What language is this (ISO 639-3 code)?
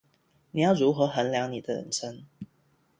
zho